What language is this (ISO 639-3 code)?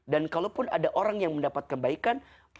ind